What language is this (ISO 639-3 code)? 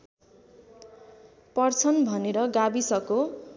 nep